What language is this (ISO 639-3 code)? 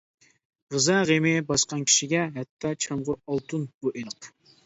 uig